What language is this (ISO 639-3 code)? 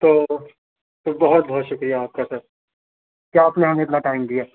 urd